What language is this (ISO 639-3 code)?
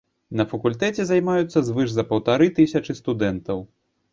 bel